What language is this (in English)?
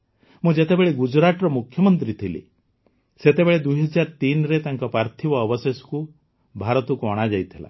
Odia